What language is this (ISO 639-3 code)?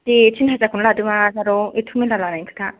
brx